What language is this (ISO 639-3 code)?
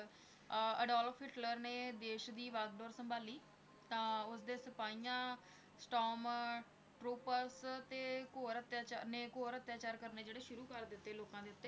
pan